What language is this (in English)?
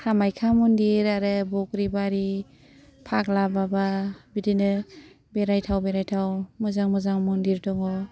Bodo